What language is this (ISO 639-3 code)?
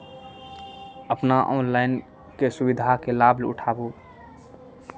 mai